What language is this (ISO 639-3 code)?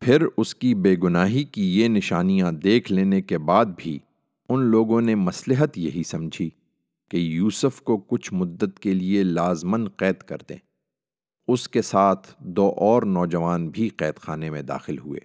urd